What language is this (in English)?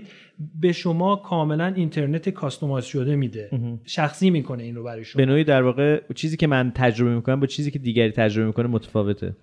Persian